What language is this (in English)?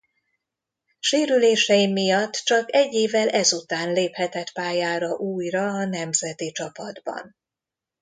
Hungarian